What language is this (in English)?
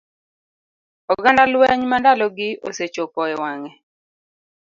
Luo (Kenya and Tanzania)